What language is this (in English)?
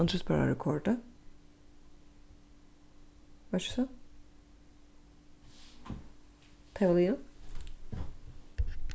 Faroese